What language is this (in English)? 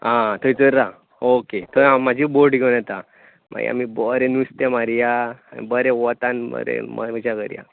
Konkani